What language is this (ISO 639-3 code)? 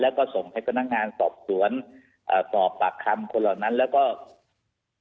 tha